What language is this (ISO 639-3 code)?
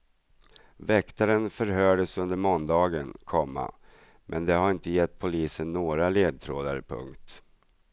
swe